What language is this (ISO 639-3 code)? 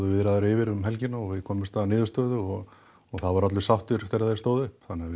isl